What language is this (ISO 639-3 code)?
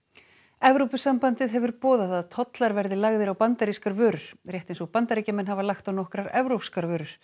isl